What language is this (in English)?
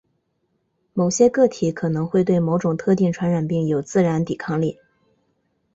Chinese